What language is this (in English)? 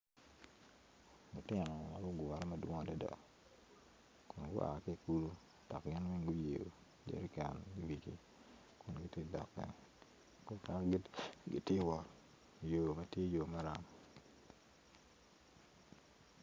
Acoli